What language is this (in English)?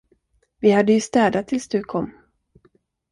Swedish